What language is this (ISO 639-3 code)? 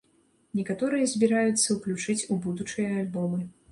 bel